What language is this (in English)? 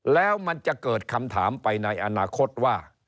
Thai